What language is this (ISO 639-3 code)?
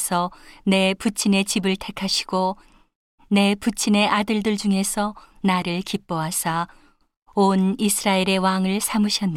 kor